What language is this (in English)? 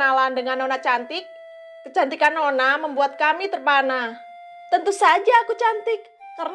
Indonesian